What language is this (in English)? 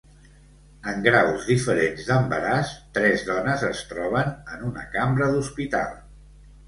Catalan